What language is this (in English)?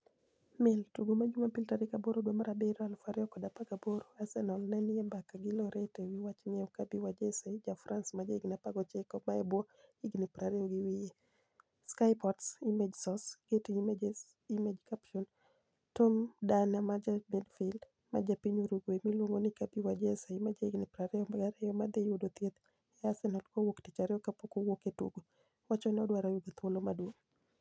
Luo (Kenya and Tanzania)